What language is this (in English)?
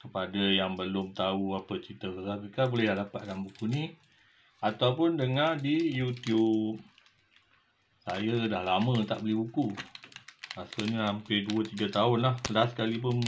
Malay